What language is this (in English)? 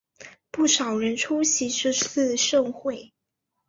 Chinese